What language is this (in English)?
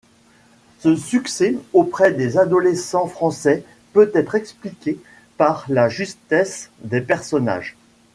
French